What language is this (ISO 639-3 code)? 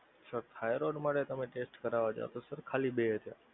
guj